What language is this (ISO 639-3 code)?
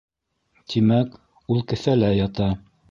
bak